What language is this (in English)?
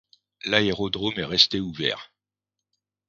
French